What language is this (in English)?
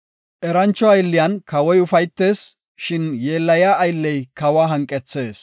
Gofa